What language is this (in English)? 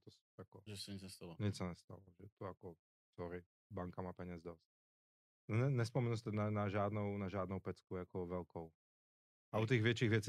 Czech